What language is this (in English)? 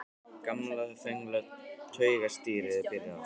Icelandic